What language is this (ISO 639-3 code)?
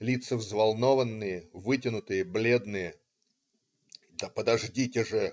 rus